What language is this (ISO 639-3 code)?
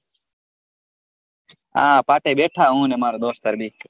guj